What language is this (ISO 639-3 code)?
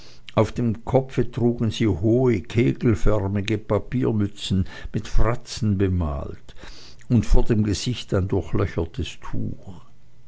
deu